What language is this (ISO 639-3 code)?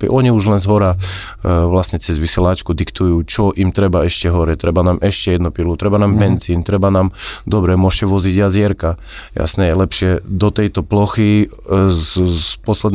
slk